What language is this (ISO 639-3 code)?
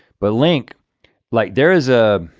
eng